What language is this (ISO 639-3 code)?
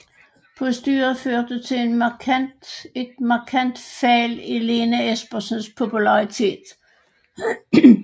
dan